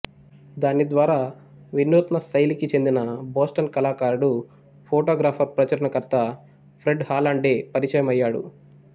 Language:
Telugu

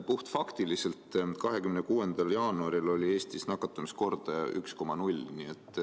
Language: Estonian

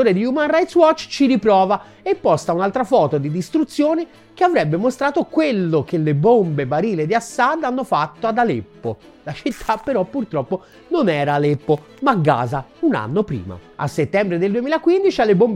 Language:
Italian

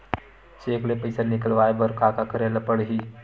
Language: Chhattisgarhi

